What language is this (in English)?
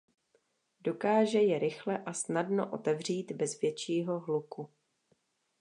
Czech